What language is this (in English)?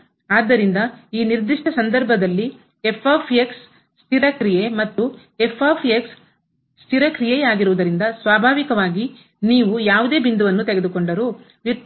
Kannada